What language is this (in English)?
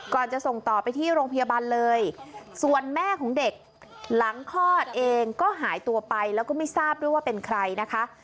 Thai